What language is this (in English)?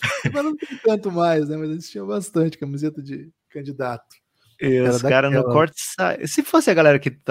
Portuguese